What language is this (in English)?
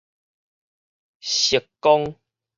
Min Nan Chinese